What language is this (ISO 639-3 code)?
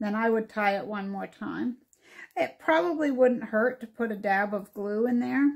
eng